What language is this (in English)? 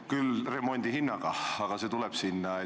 Estonian